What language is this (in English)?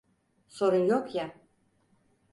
Turkish